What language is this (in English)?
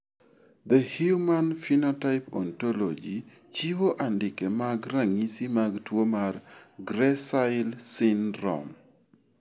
Luo (Kenya and Tanzania)